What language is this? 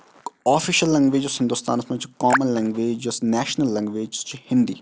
Kashmiri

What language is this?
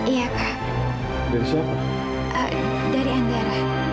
Indonesian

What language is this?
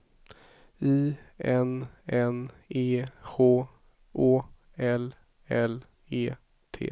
Swedish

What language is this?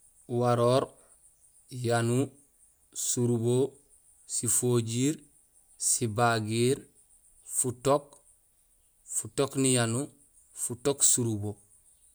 Gusilay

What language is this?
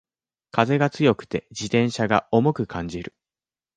Japanese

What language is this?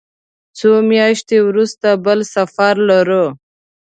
Pashto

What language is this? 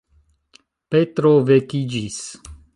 Esperanto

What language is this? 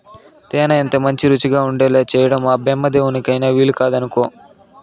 Telugu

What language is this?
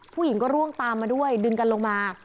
Thai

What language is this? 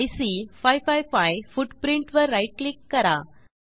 Marathi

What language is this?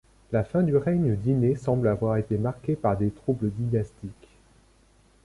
French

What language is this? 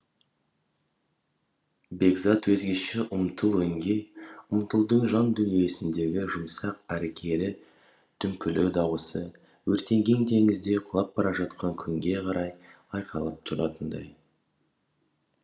Kazakh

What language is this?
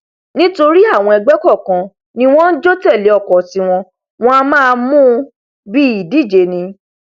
Yoruba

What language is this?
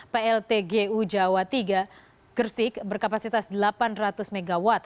Indonesian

